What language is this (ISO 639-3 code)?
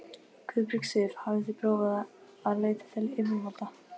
isl